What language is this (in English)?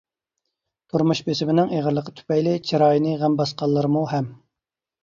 Uyghur